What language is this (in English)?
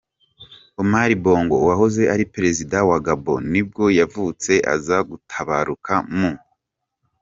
Kinyarwanda